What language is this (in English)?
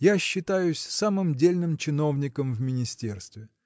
Russian